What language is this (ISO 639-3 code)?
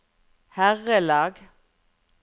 nor